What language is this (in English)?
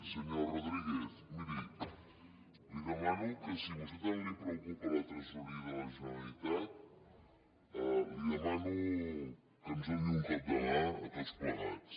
Catalan